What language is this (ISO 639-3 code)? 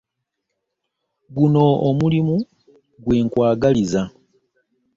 lug